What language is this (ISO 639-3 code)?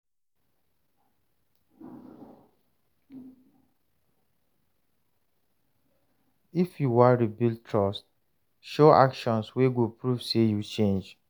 pcm